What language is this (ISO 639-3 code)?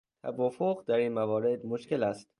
fas